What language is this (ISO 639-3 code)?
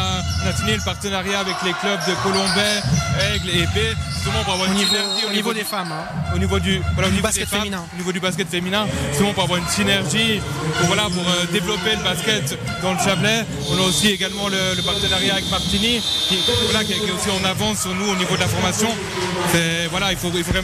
fra